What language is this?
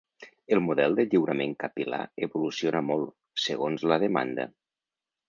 Catalan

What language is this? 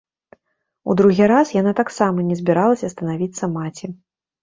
Belarusian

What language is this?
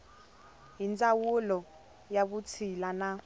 Tsonga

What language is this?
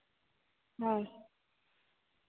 Santali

